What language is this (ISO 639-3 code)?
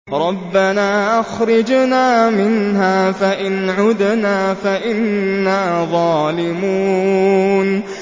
ara